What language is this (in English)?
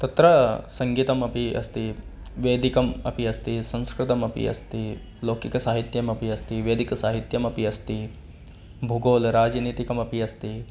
Sanskrit